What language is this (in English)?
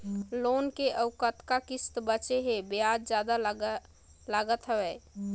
Chhattisgarhi